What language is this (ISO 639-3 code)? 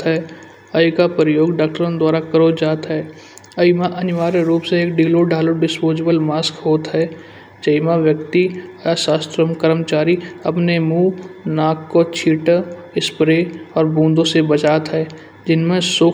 bjj